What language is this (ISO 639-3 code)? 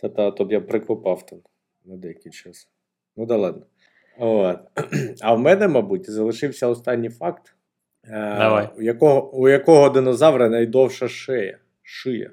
ukr